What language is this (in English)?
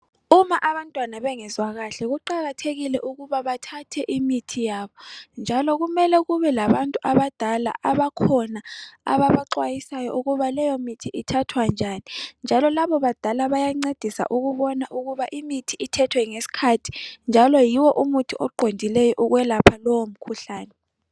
North Ndebele